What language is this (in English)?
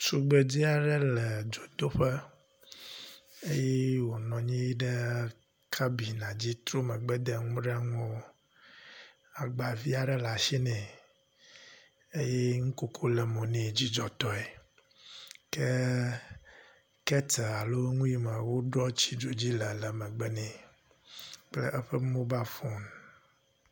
Ewe